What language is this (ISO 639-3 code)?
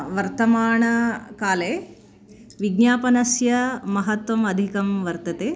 san